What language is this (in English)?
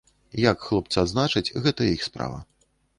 Belarusian